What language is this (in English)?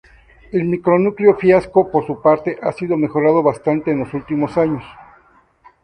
Spanish